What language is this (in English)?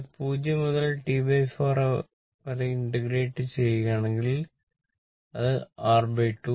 Malayalam